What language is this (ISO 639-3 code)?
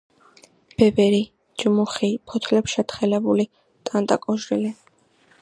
kat